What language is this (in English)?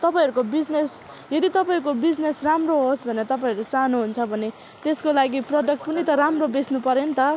Nepali